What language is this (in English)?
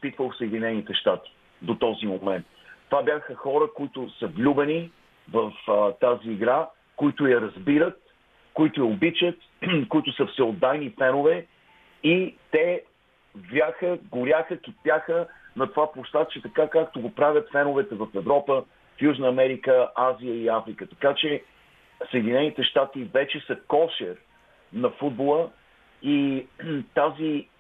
Bulgarian